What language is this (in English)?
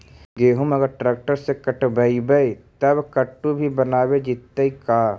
Magahi